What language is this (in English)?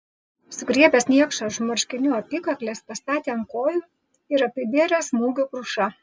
Lithuanian